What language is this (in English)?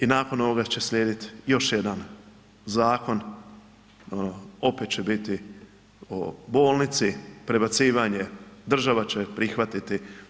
Croatian